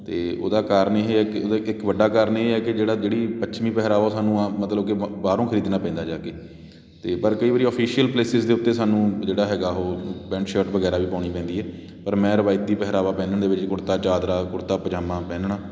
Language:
Punjabi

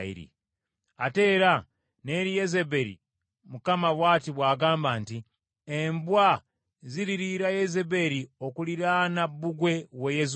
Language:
Ganda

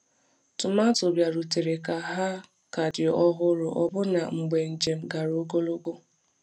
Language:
Igbo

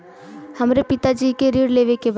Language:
Bhojpuri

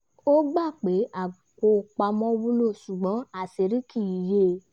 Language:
Yoruba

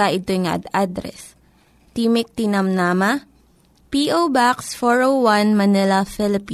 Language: Filipino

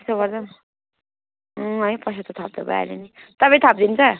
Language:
Nepali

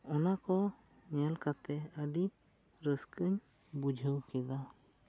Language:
Santali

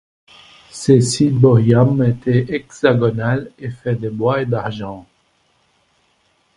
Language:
French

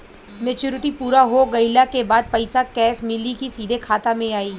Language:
Bhojpuri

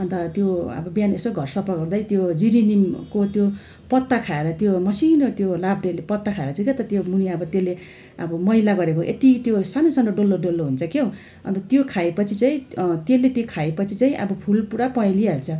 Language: Nepali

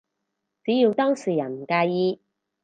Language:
Cantonese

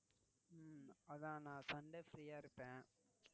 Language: Tamil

